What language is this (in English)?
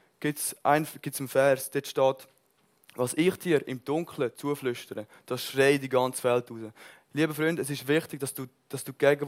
German